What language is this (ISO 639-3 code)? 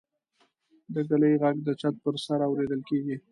pus